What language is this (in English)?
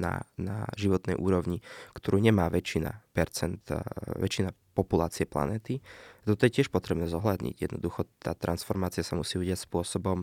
Slovak